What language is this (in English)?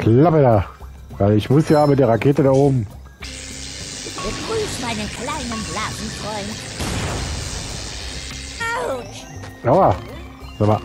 German